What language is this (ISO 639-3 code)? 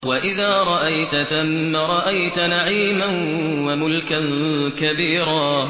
ara